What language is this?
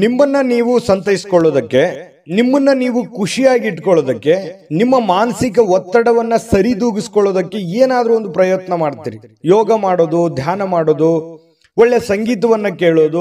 Kannada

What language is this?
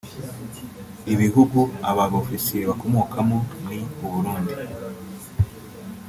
Kinyarwanda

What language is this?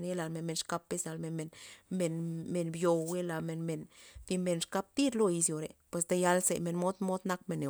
Loxicha Zapotec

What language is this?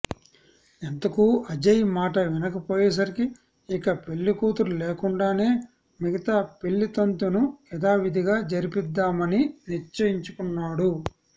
Telugu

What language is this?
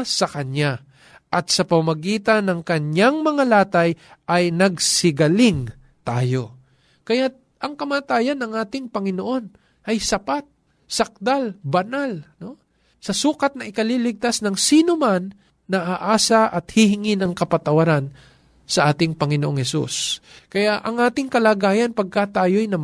Filipino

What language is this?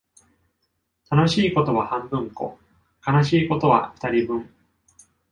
Japanese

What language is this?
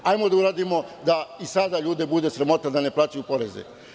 Serbian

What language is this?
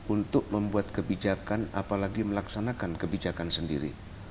Indonesian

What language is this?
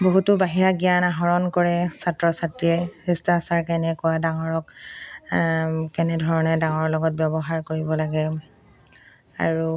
Assamese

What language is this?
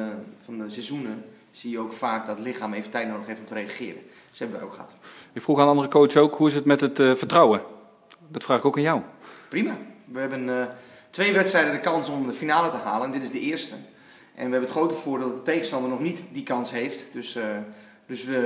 Dutch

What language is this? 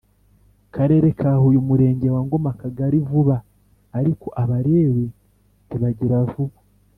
Kinyarwanda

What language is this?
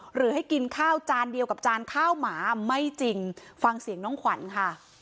Thai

